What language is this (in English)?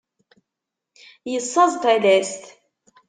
Kabyle